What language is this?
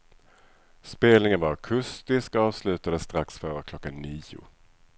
Swedish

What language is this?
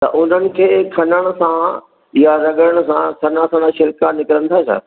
Sindhi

